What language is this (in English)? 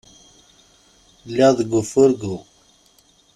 Kabyle